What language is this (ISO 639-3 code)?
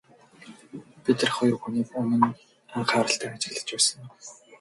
mon